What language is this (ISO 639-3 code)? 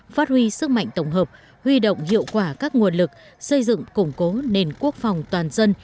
vie